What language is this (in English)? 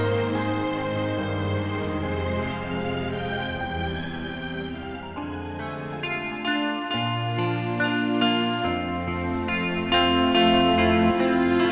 Indonesian